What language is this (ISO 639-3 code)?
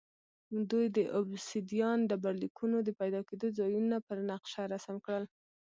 pus